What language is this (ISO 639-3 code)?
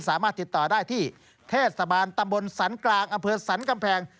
tha